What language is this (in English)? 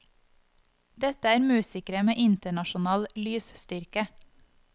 Norwegian